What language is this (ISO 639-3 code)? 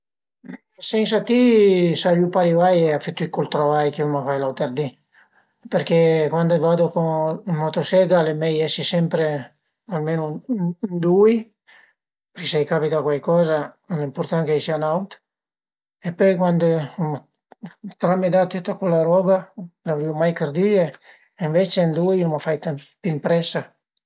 pms